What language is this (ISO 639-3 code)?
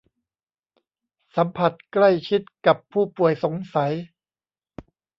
tha